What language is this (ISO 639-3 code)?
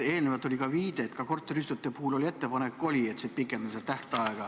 est